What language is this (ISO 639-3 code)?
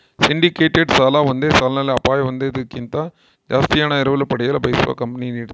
kan